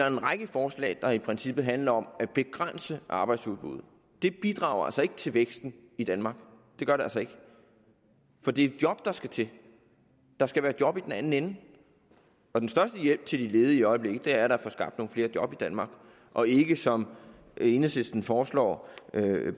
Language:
Danish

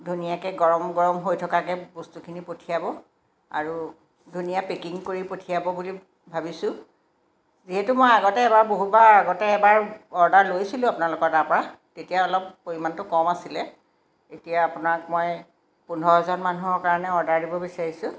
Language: Assamese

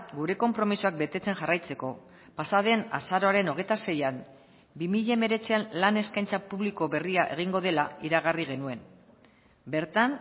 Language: Basque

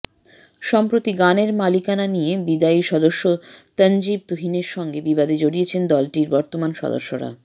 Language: Bangla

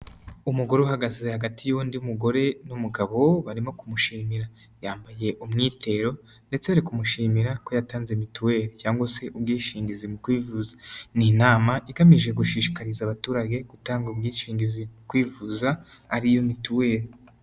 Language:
Kinyarwanda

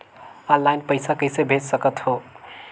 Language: Chhattisgarhi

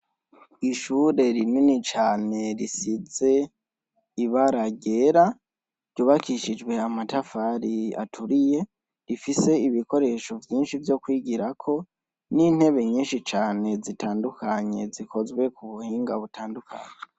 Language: Rundi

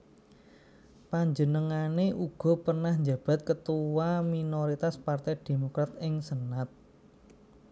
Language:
Javanese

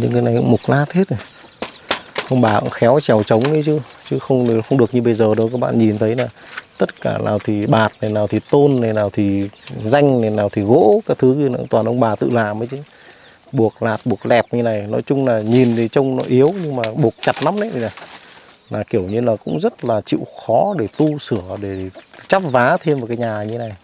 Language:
Vietnamese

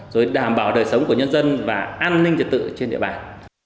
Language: Vietnamese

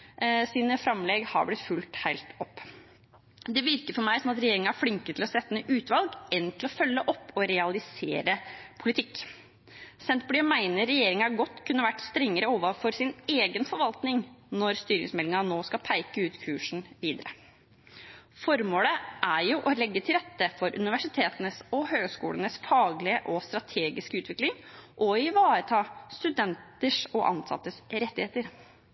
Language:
Norwegian Bokmål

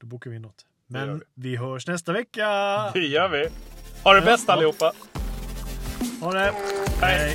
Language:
Swedish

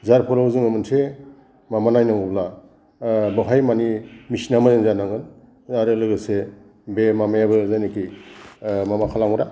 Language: Bodo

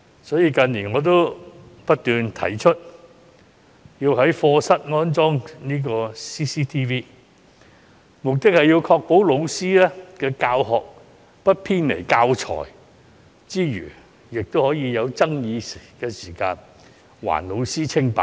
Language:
Cantonese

